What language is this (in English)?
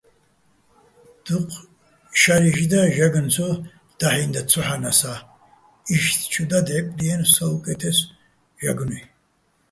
Bats